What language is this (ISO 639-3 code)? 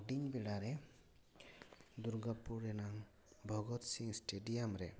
sat